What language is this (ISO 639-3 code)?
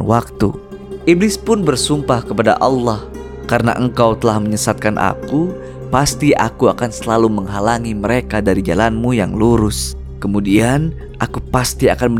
ind